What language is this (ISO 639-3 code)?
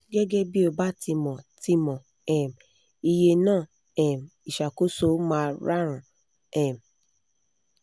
yor